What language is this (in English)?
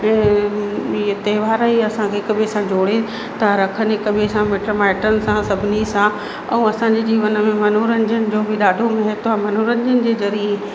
Sindhi